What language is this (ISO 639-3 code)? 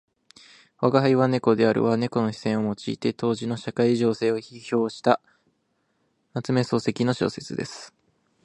jpn